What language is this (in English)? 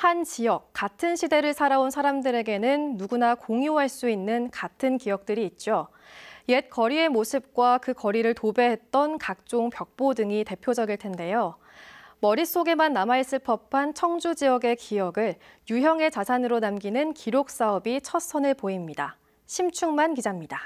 Korean